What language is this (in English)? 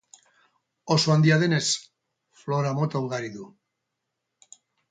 Basque